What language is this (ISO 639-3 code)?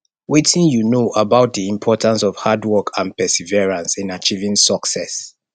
pcm